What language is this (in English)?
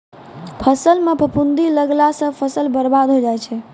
Maithili